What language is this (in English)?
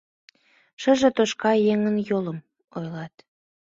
Mari